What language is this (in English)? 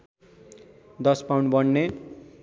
Nepali